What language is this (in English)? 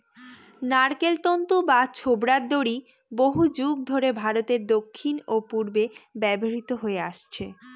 Bangla